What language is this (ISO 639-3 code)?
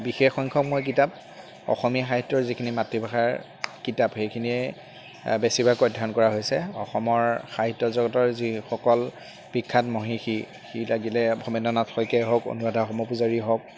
asm